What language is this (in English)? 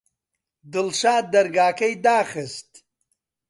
Central Kurdish